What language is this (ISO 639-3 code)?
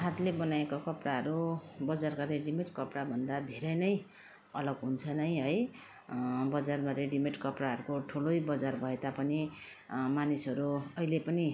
nep